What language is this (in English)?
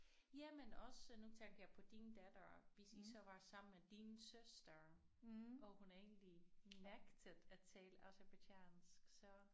Danish